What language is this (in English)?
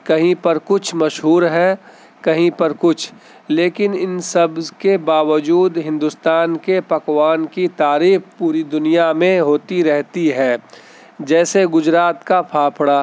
Urdu